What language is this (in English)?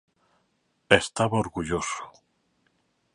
Galician